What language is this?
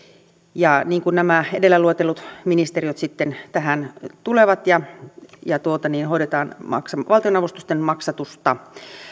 Finnish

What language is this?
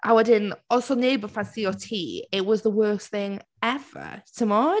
Welsh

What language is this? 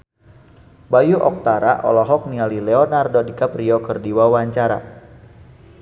Sundanese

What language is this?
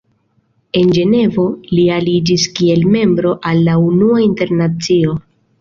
Esperanto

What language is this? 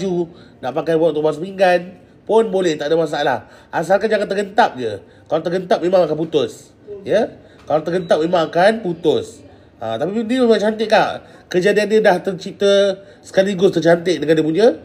Malay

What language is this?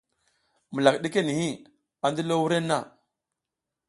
South Giziga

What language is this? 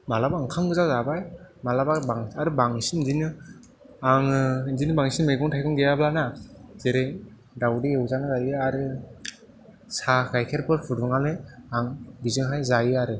Bodo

